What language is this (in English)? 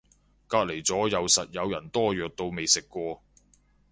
Cantonese